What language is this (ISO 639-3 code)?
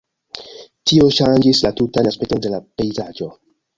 epo